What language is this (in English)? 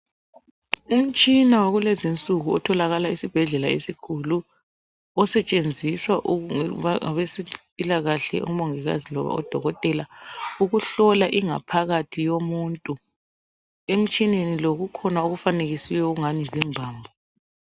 North Ndebele